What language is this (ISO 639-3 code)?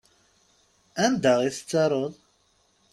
kab